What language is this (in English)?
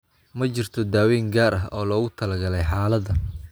Somali